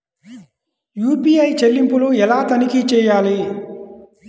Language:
Telugu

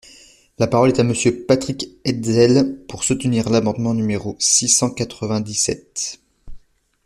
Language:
French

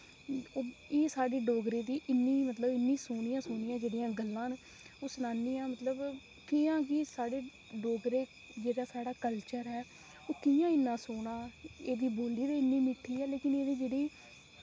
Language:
Dogri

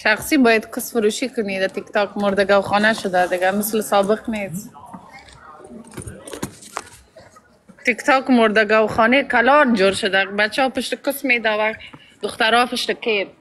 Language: Persian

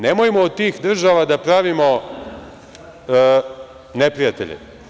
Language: Serbian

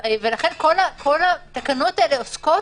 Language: Hebrew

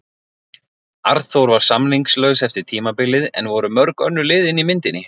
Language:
Icelandic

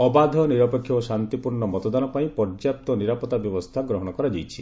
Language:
Odia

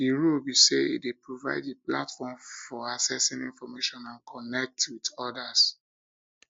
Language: Nigerian Pidgin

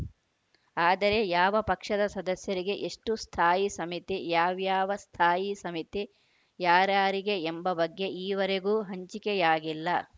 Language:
Kannada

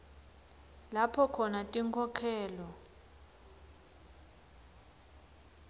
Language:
Swati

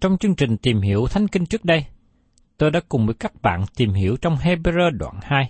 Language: Vietnamese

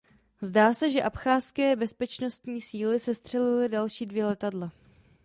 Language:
Czech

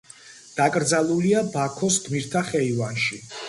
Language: Georgian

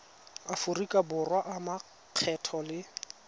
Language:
Tswana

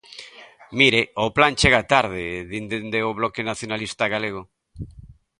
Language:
Galician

